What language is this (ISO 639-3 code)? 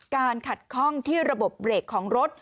tha